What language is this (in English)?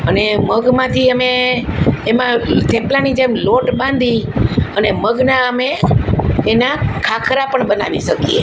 Gujarati